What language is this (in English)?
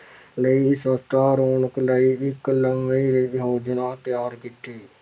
Punjabi